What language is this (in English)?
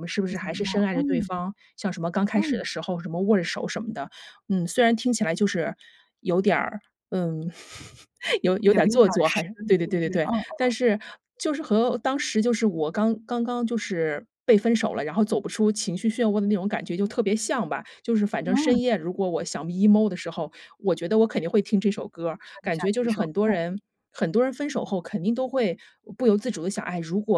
Chinese